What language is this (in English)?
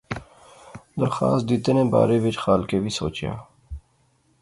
Pahari-Potwari